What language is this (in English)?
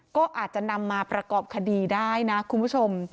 Thai